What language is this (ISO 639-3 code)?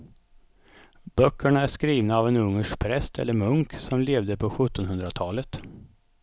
swe